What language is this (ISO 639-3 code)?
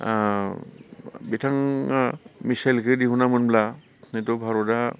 brx